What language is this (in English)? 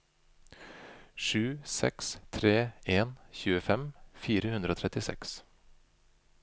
Norwegian